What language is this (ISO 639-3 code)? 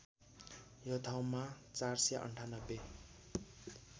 nep